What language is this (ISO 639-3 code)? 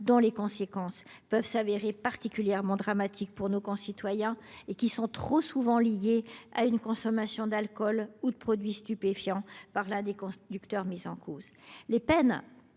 fra